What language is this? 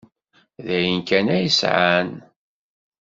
Kabyle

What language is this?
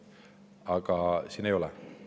Estonian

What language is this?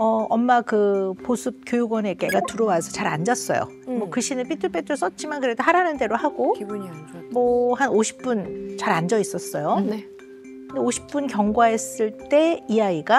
Korean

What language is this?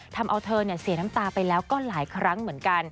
Thai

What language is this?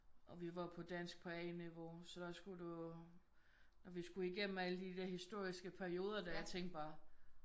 Danish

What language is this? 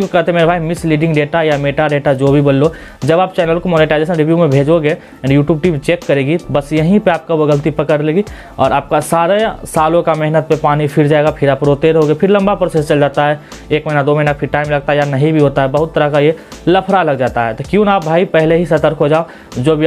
Hindi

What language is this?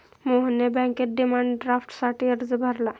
Marathi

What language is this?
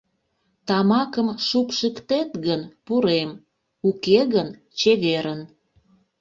Mari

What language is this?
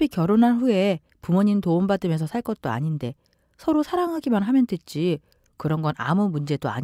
Korean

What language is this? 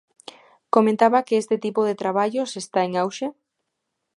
Galician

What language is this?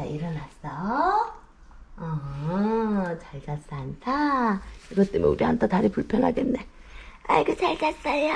Korean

